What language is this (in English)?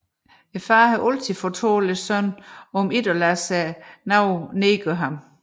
Danish